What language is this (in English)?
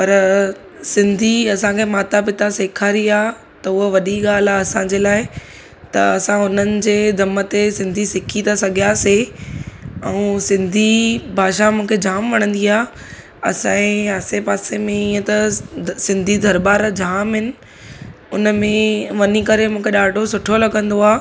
Sindhi